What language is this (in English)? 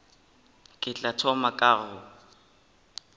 Northern Sotho